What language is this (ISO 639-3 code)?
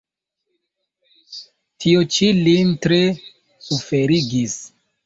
epo